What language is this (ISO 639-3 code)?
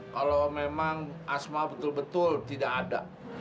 ind